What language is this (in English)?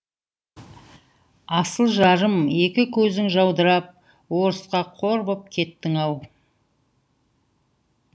Kazakh